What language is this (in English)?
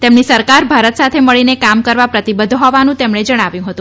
Gujarati